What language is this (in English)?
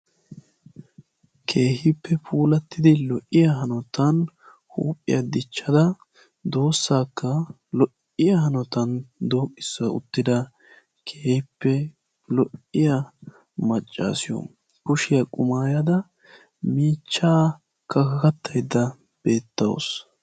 Wolaytta